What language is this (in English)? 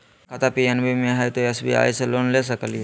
Magahi